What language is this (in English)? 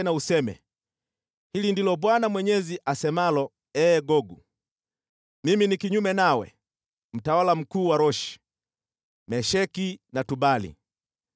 Swahili